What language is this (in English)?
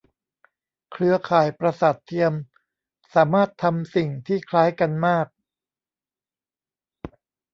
Thai